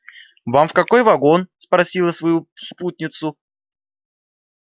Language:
Russian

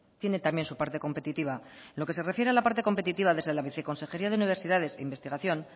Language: Spanish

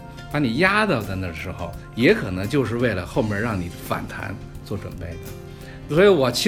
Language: Chinese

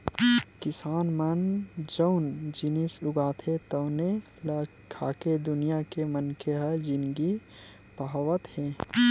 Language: Chhattisgarhi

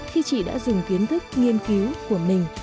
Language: Vietnamese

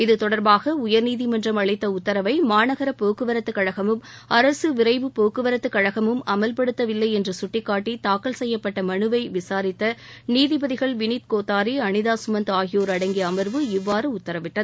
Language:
Tamil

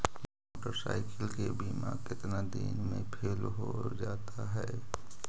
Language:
Magahi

